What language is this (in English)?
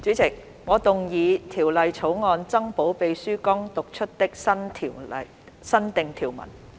Cantonese